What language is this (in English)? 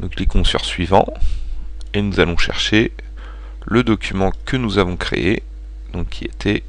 French